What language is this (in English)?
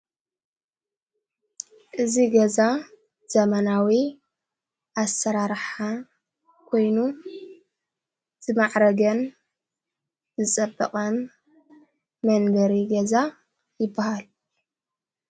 Tigrinya